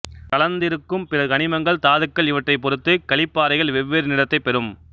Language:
Tamil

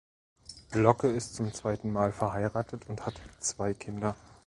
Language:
German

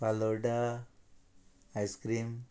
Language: Konkani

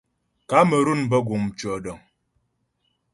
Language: Ghomala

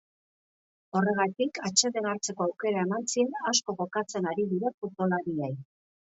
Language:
Basque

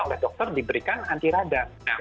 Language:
Indonesian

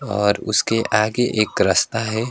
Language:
Hindi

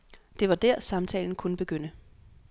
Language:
Danish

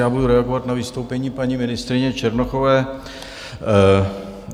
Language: Czech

